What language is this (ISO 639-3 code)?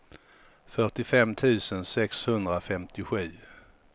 swe